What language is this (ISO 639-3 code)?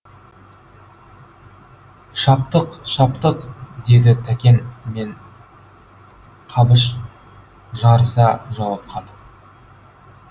kaz